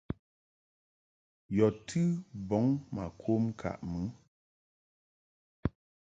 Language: Mungaka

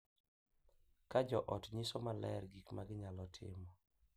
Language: Luo (Kenya and Tanzania)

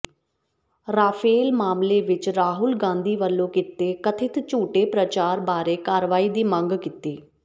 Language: Punjabi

